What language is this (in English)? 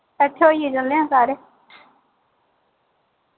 Dogri